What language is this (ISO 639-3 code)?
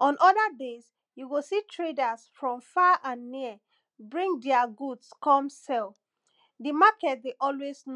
pcm